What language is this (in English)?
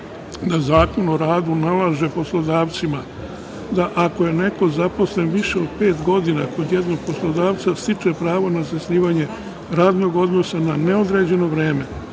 Serbian